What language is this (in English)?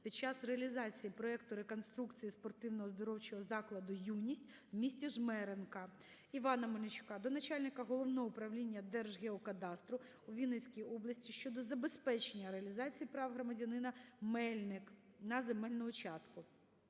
Ukrainian